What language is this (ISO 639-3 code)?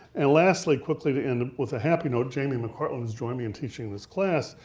eng